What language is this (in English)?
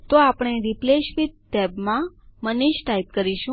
Gujarati